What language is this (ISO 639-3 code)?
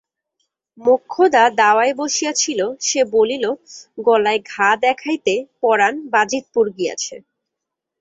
ben